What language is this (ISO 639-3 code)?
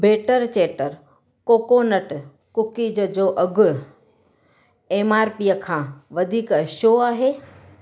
snd